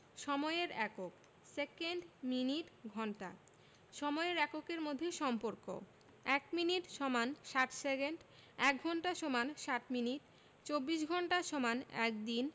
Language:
Bangla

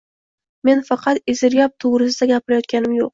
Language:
Uzbek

